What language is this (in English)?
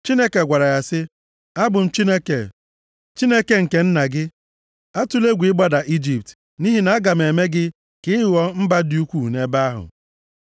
Igbo